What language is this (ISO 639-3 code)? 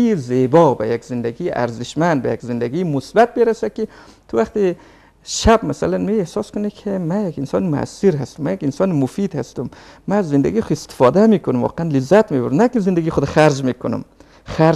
fas